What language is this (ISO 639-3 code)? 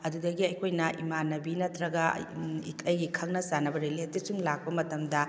mni